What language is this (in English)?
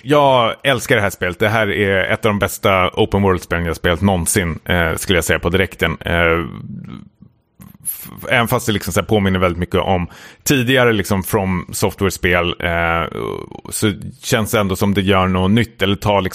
Swedish